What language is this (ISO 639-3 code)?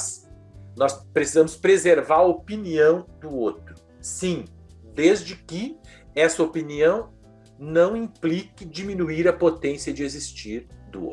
por